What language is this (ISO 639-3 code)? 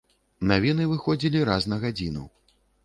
bel